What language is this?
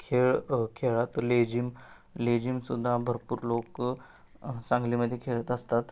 Marathi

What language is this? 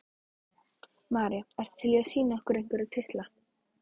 Icelandic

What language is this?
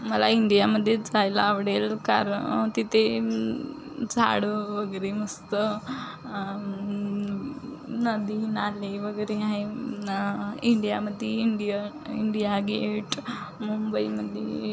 Marathi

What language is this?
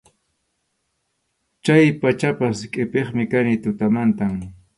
Arequipa-La Unión Quechua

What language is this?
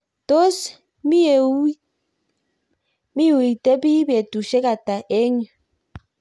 Kalenjin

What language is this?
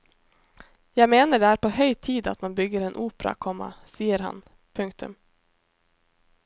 Norwegian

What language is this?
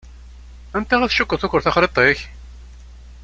Kabyle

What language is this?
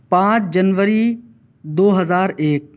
Urdu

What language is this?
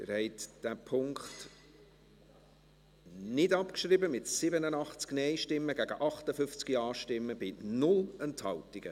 Swiss German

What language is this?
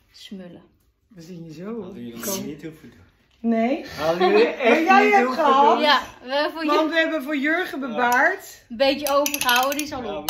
Dutch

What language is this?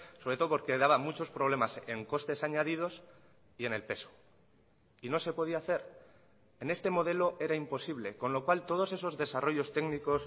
Spanish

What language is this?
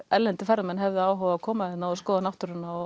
Icelandic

